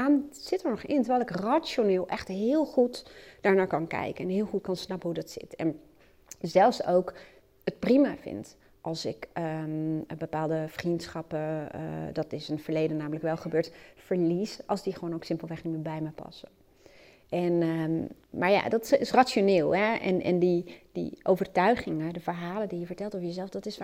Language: Dutch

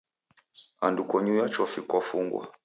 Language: Taita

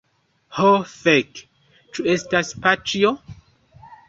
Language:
Esperanto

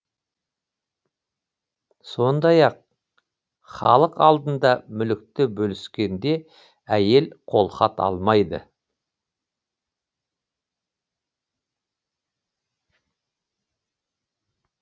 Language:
Kazakh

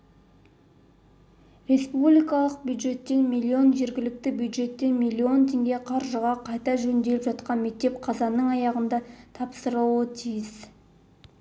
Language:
Kazakh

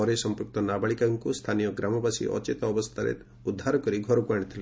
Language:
Odia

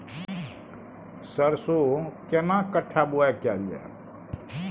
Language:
Maithili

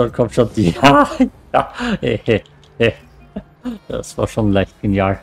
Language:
German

